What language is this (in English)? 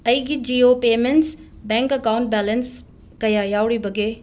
Manipuri